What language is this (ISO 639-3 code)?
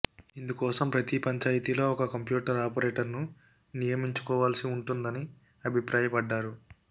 tel